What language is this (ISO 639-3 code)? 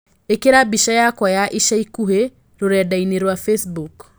kik